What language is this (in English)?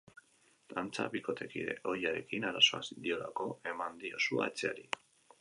Basque